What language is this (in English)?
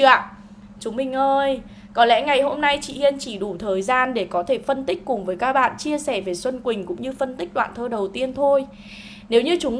Vietnamese